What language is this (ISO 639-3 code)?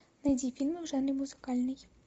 rus